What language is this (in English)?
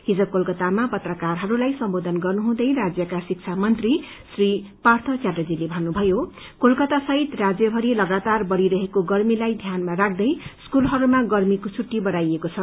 Nepali